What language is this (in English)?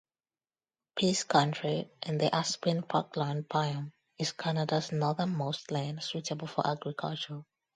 English